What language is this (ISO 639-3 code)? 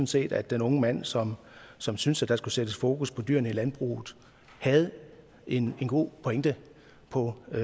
dan